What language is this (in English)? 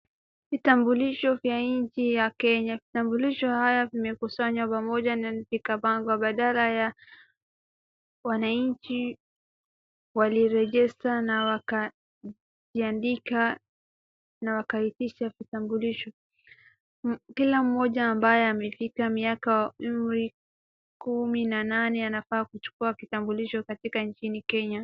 Swahili